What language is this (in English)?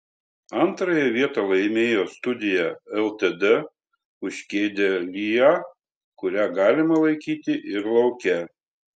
Lithuanian